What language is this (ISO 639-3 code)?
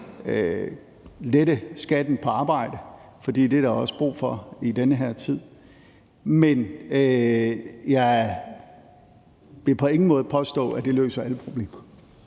dan